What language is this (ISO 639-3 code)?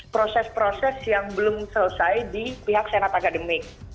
ind